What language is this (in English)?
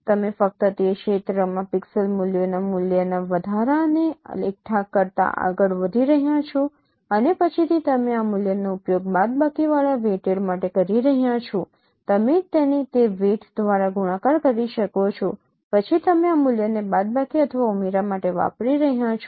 Gujarati